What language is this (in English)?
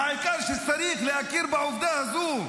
Hebrew